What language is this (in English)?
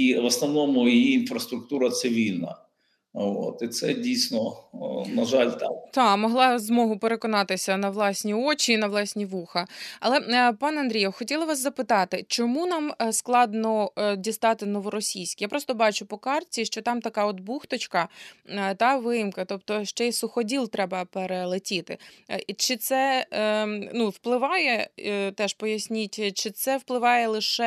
Ukrainian